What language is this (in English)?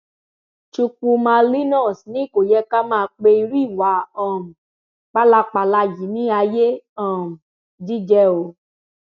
Yoruba